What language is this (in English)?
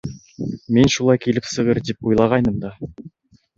Bashkir